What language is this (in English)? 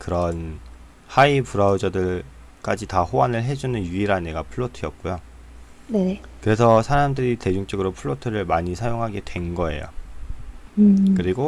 Korean